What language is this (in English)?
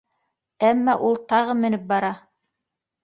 Bashkir